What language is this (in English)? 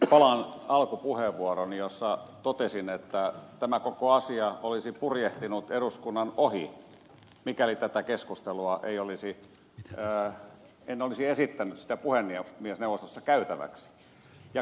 Finnish